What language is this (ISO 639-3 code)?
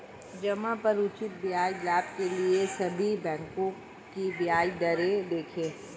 hin